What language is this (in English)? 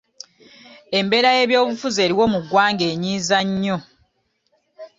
Ganda